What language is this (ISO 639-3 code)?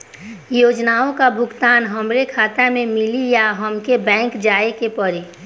bho